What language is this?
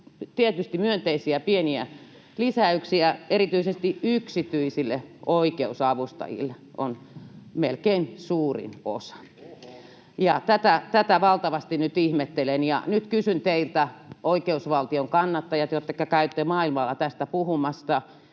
Finnish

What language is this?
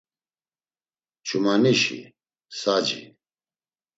Laz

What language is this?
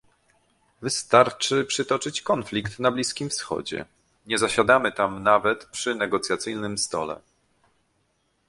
Polish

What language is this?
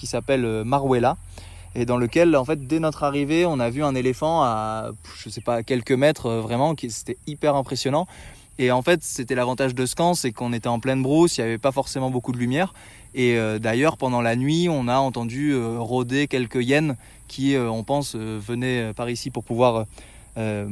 French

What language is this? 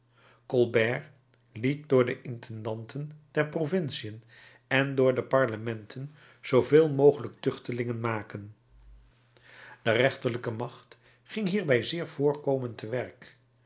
Dutch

